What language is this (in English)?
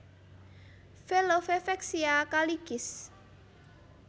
Javanese